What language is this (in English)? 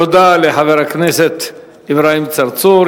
Hebrew